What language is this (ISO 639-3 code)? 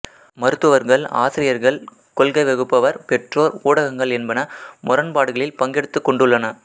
tam